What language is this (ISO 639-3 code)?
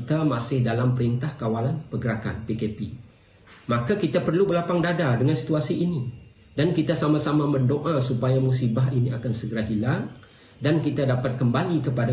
msa